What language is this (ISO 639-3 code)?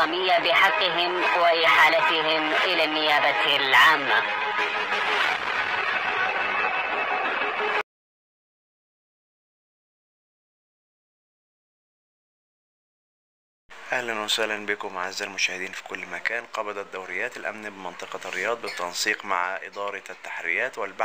ara